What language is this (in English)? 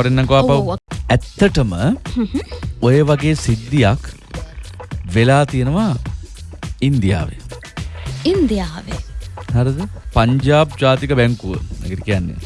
Indonesian